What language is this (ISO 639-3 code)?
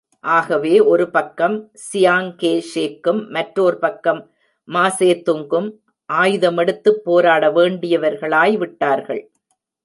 tam